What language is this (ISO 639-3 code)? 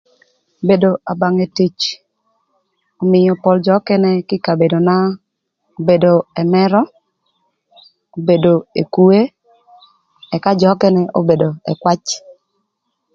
lth